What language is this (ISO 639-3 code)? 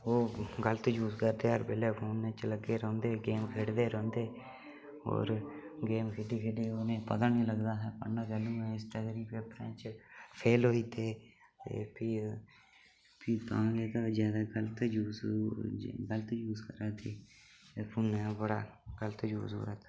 doi